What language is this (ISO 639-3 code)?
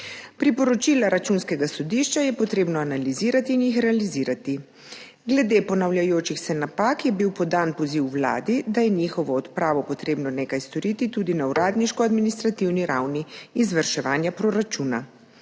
slv